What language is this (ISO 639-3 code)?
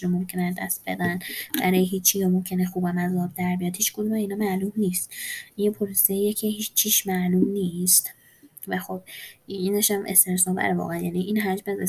fas